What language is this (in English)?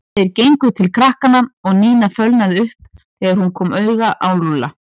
Icelandic